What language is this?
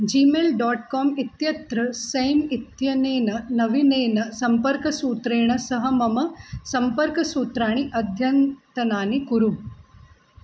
Sanskrit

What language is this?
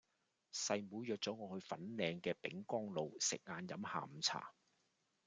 Cantonese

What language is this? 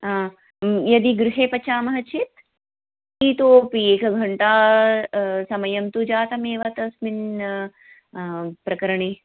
Sanskrit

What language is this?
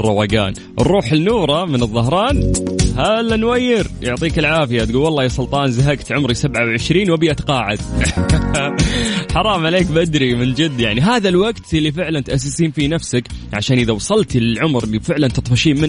Arabic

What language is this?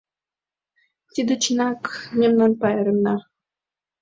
Mari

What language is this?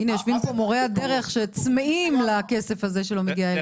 Hebrew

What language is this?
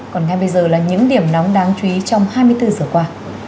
Vietnamese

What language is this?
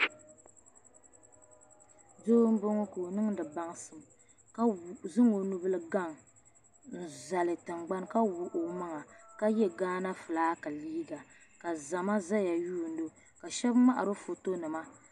Dagbani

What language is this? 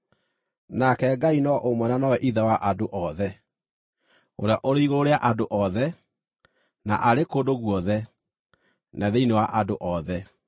Kikuyu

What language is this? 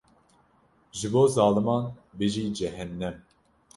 Kurdish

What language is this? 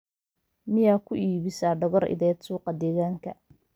Somali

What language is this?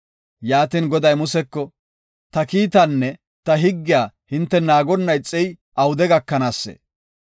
Gofa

